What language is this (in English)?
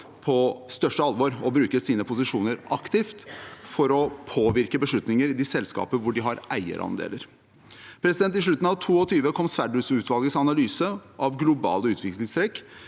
Norwegian